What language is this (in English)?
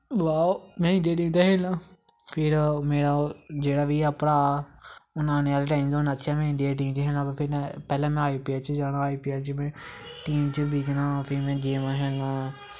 Dogri